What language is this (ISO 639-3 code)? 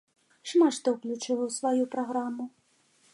bel